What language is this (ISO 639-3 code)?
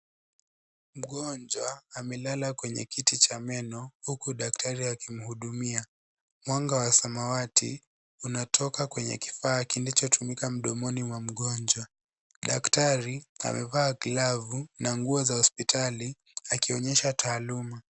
swa